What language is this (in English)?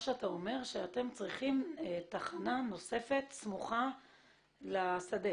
Hebrew